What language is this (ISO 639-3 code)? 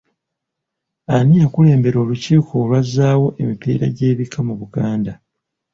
lug